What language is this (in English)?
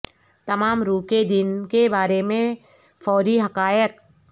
Urdu